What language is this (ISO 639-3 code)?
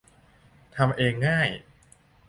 tha